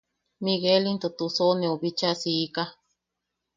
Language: Yaqui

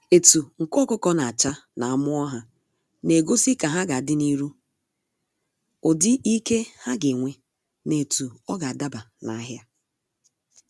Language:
Igbo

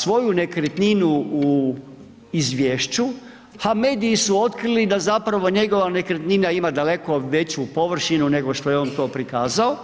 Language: Croatian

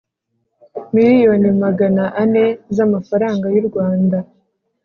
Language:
Kinyarwanda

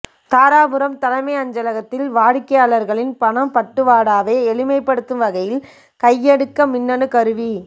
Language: Tamil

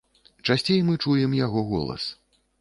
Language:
Belarusian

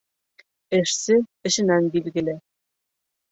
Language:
Bashkir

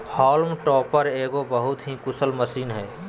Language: Magahi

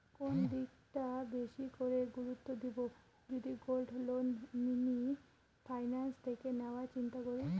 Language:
Bangla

